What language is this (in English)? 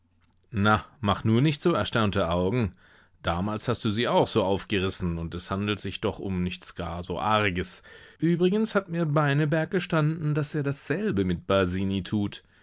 German